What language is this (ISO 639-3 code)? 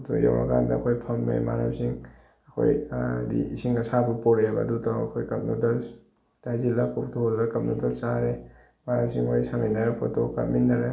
mni